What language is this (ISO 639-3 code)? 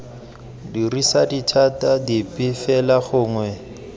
tsn